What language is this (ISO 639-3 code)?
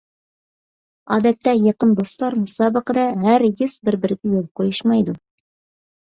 uig